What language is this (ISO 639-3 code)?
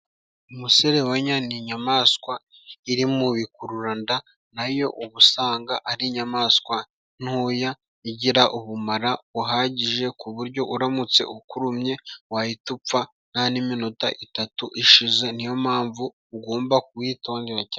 kin